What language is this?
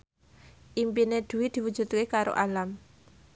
Javanese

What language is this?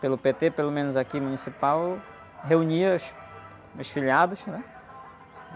Portuguese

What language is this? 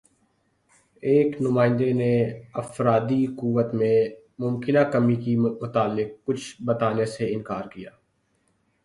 Urdu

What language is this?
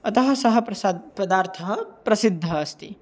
Sanskrit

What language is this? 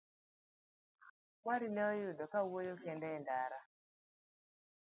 Luo (Kenya and Tanzania)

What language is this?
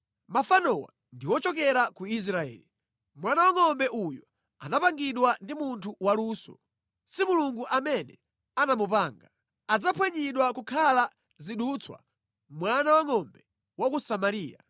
Nyanja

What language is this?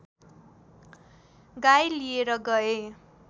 Nepali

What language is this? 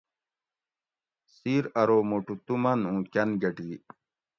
Gawri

